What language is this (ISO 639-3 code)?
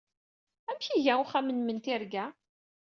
kab